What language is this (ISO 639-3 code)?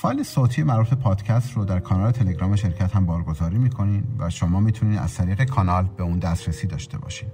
fas